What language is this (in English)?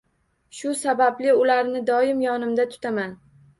Uzbek